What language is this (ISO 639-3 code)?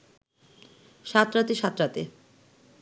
ben